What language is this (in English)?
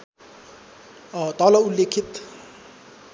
Nepali